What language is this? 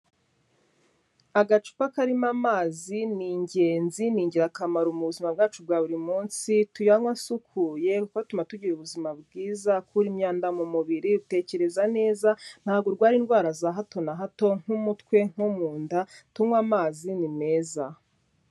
Kinyarwanda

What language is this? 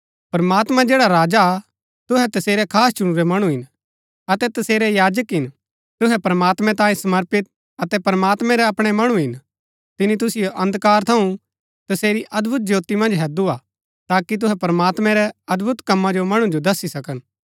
Gaddi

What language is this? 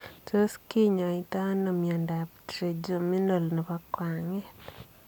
Kalenjin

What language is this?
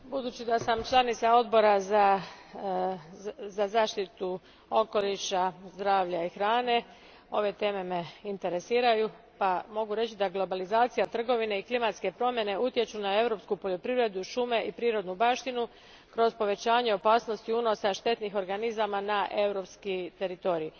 Croatian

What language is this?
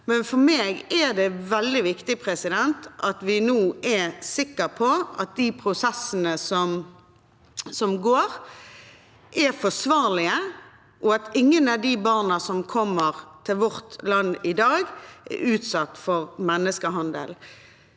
Norwegian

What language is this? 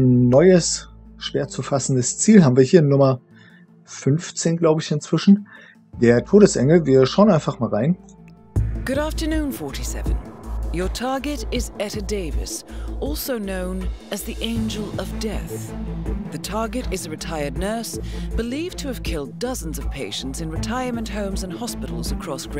German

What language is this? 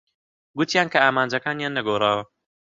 Central Kurdish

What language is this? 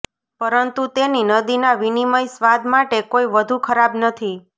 Gujarati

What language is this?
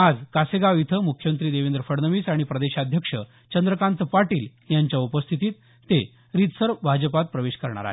Marathi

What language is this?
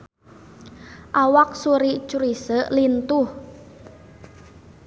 Sundanese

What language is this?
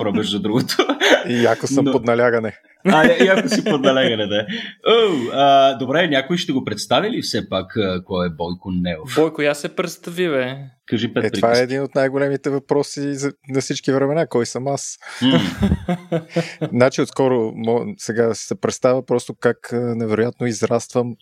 Bulgarian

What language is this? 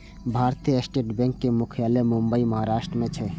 Maithili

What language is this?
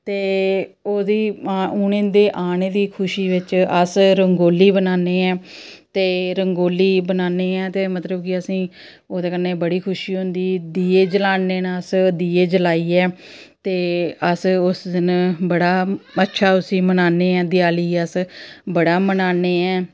Dogri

